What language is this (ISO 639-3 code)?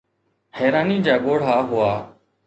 snd